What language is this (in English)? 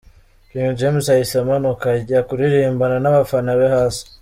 Kinyarwanda